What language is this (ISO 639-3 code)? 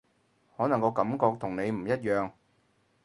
yue